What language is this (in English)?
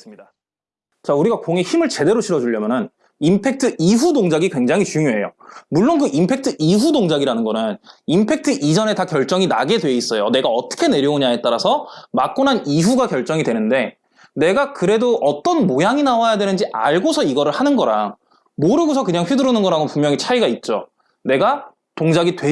Korean